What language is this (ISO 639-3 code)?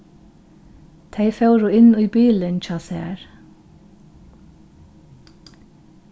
fao